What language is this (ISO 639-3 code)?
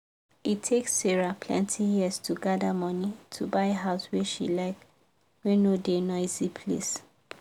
pcm